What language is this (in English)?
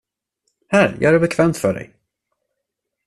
Swedish